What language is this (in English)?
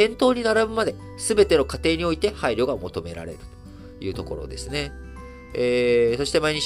Japanese